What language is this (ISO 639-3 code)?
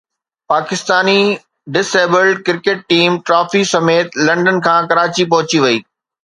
snd